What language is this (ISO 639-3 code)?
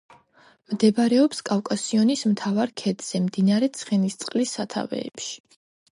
kat